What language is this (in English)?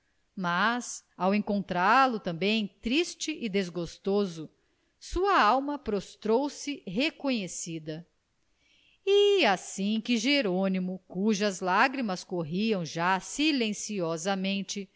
Portuguese